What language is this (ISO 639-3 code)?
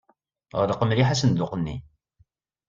kab